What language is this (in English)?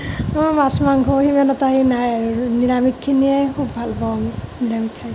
Assamese